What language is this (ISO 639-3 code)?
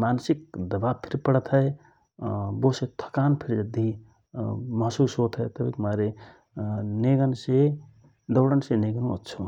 thr